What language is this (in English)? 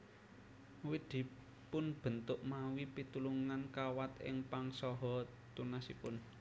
Javanese